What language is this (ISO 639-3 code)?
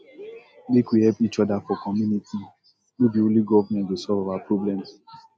pcm